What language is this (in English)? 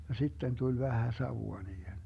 Finnish